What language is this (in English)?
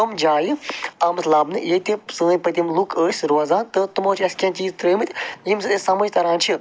Kashmiri